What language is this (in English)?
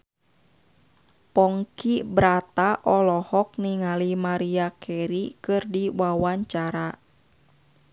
Sundanese